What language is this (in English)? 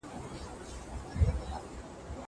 Pashto